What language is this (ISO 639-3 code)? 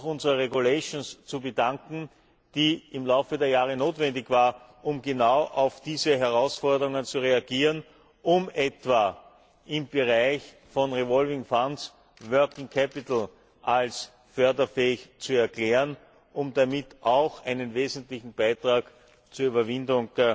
deu